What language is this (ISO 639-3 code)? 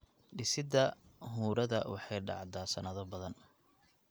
som